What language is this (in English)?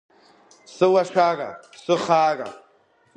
Abkhazian